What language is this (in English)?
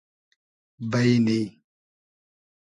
Hazaragi